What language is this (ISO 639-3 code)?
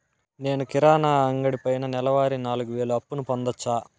tel